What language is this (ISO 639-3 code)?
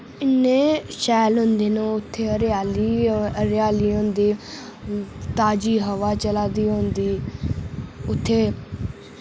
doi